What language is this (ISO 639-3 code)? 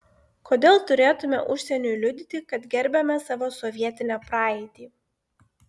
lit